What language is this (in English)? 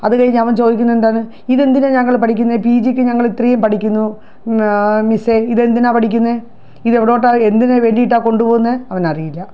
Malayalam